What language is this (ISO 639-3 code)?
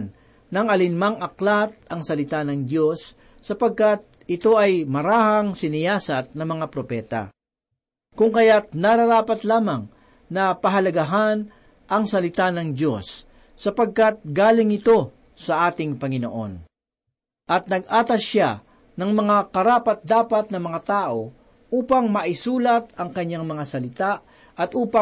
fil